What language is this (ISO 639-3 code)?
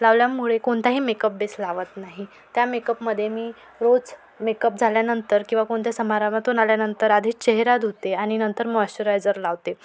mar